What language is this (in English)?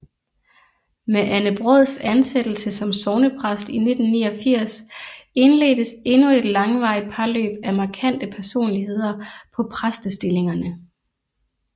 Danish